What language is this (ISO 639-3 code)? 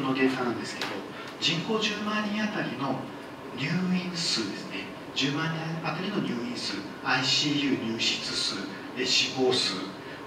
jpn